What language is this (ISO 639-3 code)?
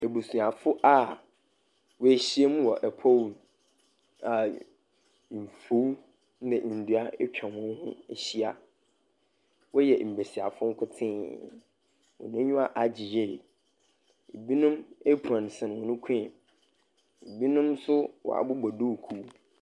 aka